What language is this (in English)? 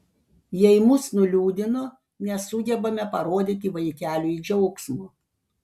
Lithuanian